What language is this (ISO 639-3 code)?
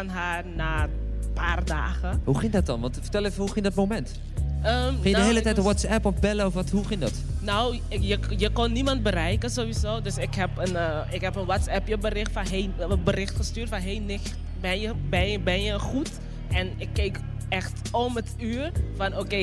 nld